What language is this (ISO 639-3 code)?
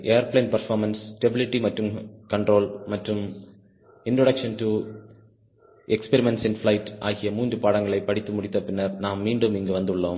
tam